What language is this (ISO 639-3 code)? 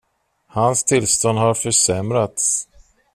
swe